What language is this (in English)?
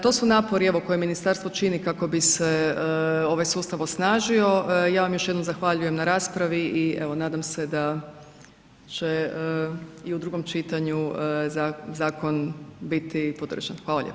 Croatian